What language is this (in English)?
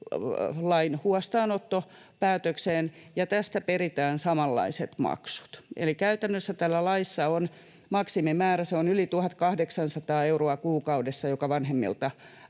Finnish